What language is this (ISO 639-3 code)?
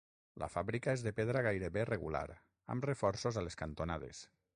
cat